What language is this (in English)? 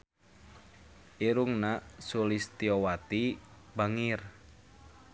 Sundanese